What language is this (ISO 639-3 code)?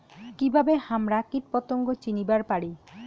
ben